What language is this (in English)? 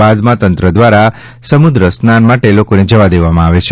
Gujarati